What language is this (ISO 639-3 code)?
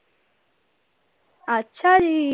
pan